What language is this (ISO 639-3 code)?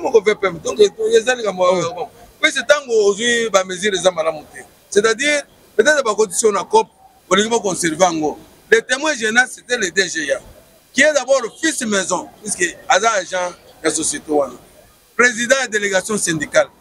fra